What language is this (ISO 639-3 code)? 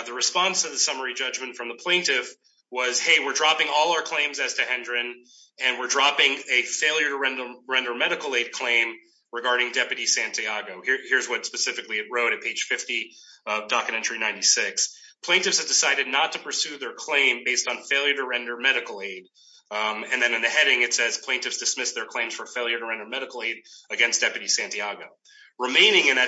eng